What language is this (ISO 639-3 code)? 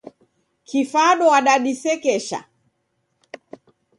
dav